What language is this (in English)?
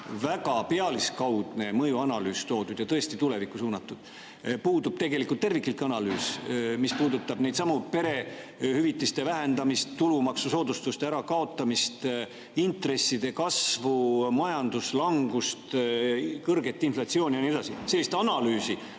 Estonian